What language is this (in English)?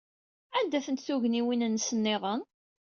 Kabyle